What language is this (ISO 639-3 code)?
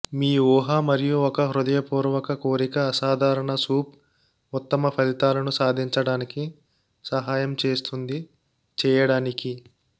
tel